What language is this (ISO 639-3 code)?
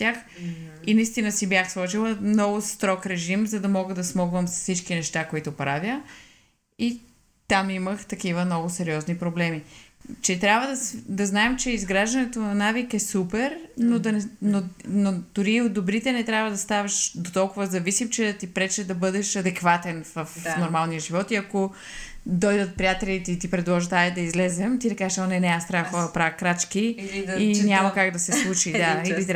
bul